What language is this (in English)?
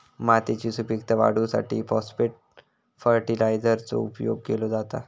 Marathi